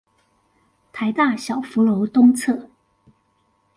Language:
Chinese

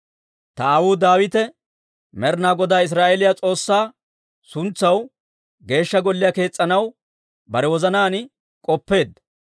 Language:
Dawro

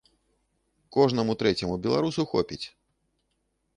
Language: Belarusian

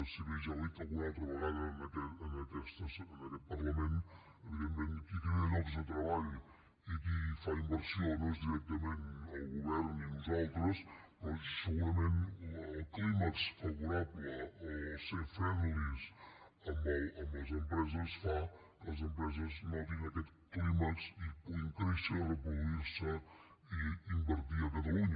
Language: Catalan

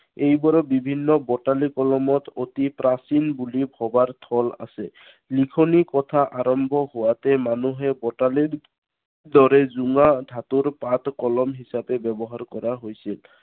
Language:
Assamese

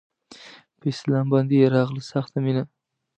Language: Pashto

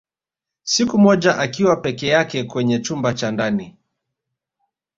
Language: Swahili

